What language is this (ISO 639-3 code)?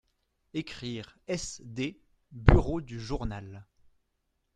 fra